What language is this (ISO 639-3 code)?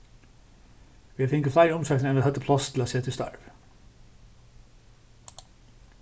fao